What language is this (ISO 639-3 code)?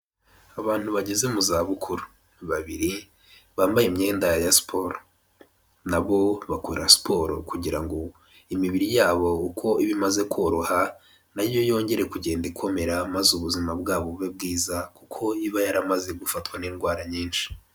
kin